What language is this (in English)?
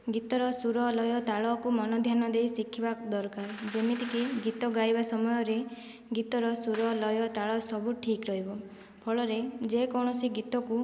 Odia